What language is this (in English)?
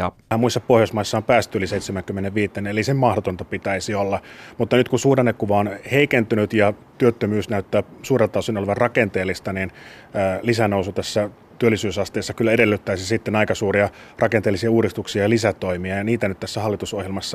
Finnish